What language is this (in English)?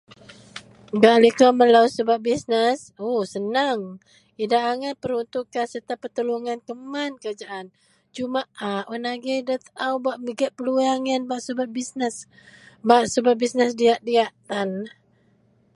Central Melanau